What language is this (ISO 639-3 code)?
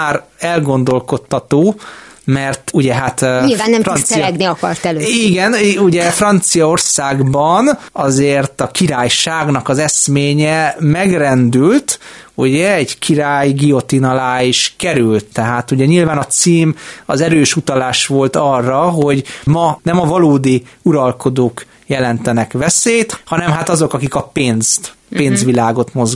hun